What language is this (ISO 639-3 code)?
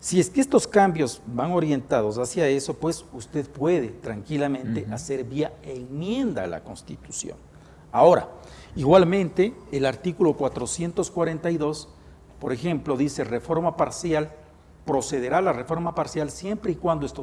spa